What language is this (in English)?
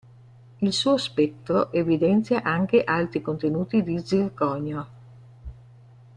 Italian